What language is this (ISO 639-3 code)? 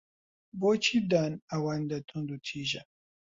ckb